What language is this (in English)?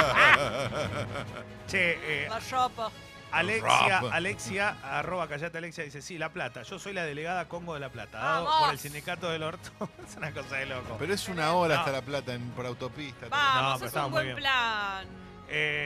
Spanish